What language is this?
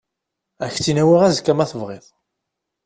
Kabyle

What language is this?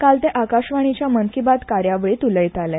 Konkani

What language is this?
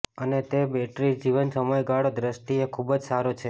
Gujarati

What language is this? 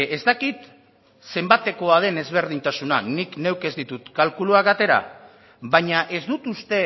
Basque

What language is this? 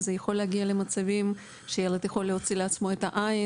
Hebrew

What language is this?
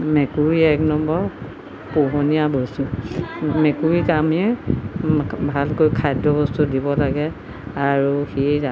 Assamese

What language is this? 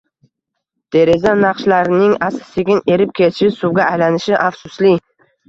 Uzbek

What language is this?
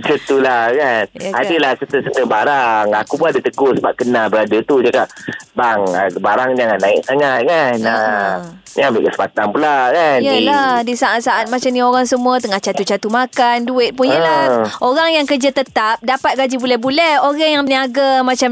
Malay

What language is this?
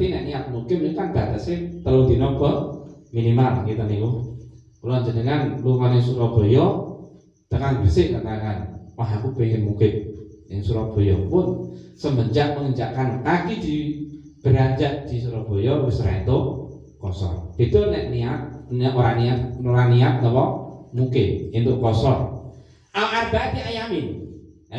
Indonesian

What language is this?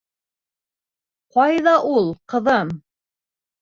Bashkir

